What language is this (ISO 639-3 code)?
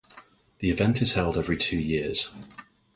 eng